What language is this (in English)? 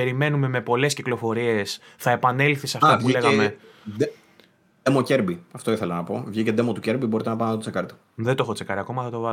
Greek